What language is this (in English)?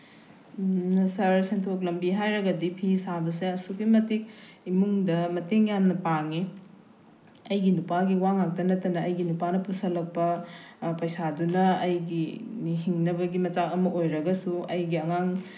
Manipuri